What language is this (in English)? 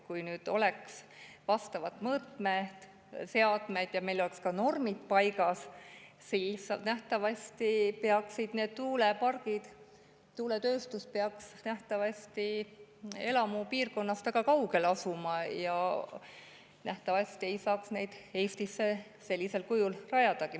Estonian